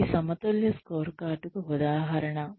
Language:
Telugu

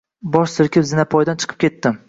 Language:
Uzbek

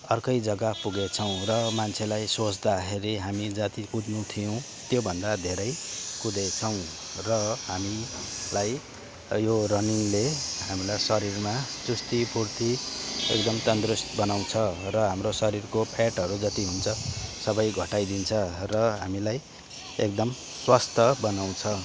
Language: Nepali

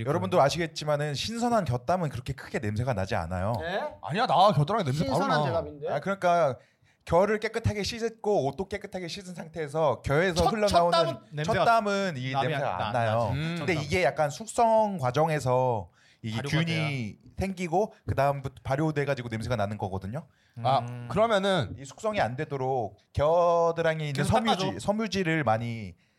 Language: Korean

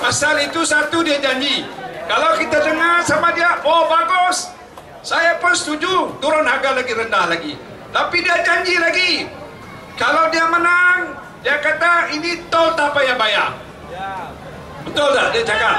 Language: Malay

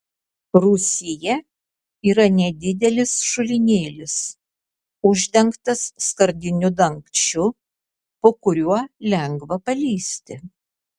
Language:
Lithuanian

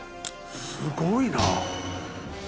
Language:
Japanese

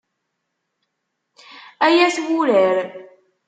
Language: Kabyle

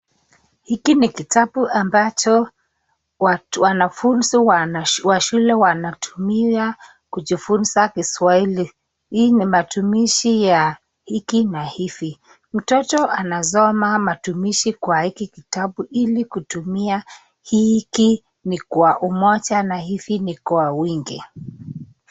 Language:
Swahili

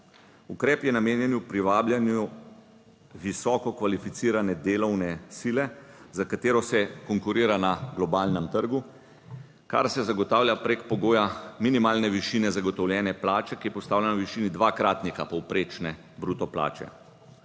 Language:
Slovenian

